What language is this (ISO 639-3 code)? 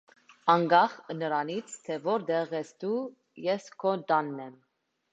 hye